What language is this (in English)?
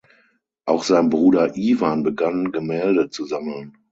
German